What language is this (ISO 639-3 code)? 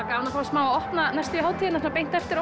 isl